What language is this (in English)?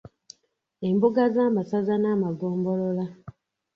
Ganda